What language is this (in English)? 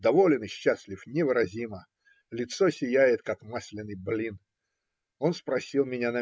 Russian